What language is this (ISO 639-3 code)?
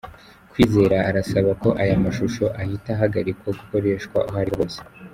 kin